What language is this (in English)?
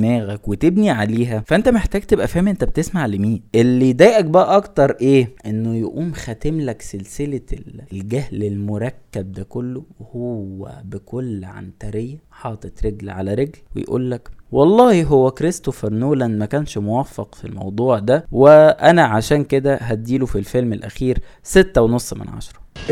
Arabic